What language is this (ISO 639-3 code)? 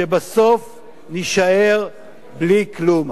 heb